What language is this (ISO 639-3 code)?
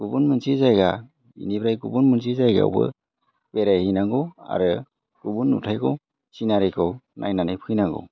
brx